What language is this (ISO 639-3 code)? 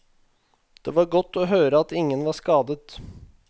nor